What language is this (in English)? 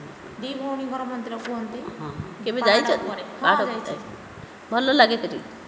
Odia